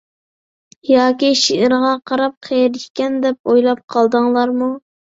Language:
Uyghur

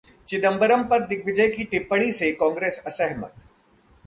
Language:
Hindi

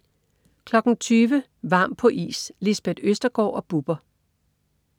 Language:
Danish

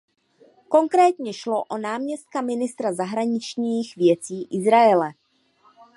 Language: Czech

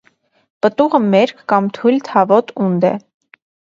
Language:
Armenian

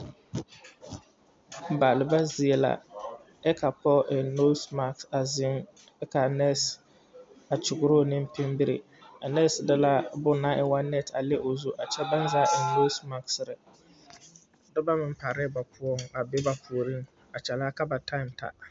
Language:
Southern Dagaare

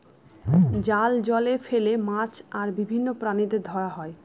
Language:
Bangla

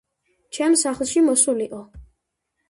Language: Georgian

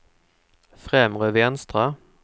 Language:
Swedish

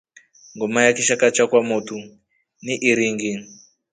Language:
Rombo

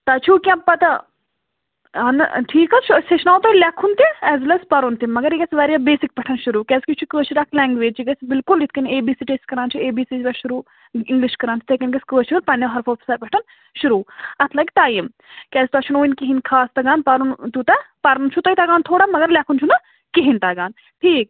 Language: Kashmiri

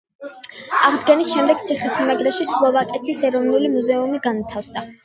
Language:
Georgian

